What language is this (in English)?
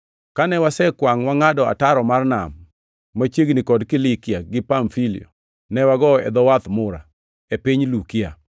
Luo (Kenya and Tanzania)